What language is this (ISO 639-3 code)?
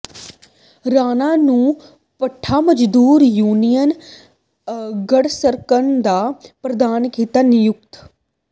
pan